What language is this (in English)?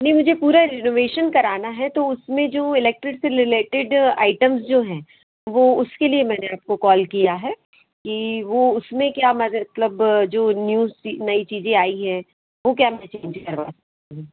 Hindi